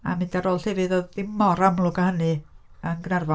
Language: Welsh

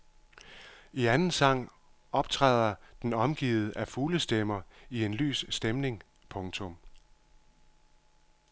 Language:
Danish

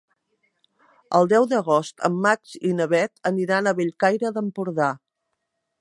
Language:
Catalan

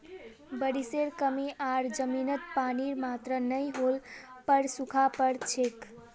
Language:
Magahi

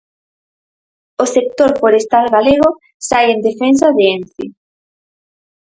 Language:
Galician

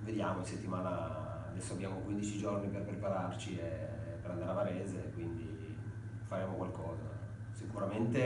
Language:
Italian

